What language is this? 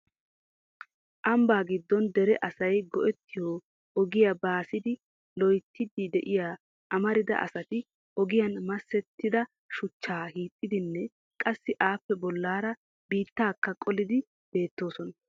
Wolaytta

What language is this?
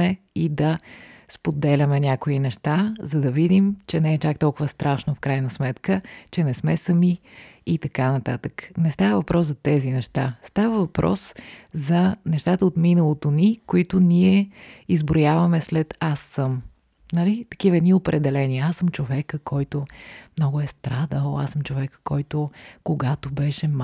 Bulgarian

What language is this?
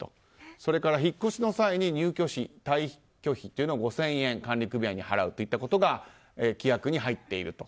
Japanese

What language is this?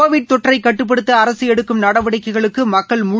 Tamil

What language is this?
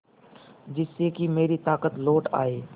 Hindi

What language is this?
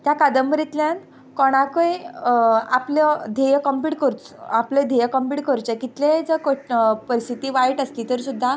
Konkani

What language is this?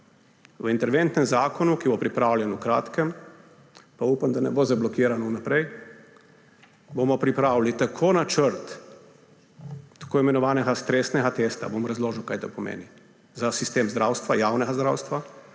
Slovenian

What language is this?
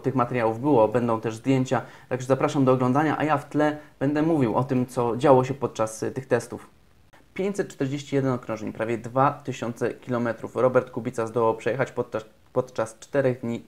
Polish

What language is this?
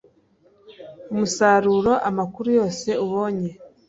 Kinyarwanda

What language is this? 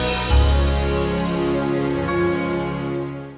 Indonesian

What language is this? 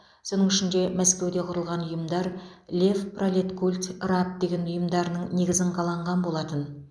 Kazakh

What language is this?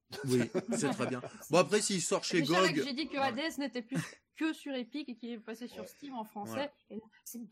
French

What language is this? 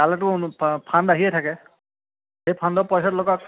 Assamese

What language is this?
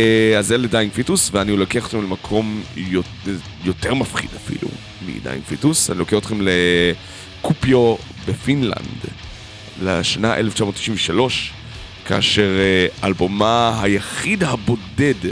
Hebrew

